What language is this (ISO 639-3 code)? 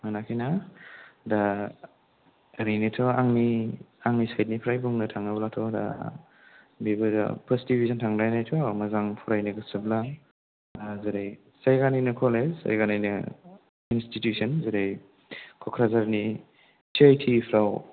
brx